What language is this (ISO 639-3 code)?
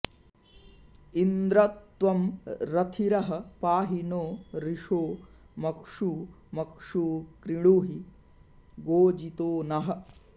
san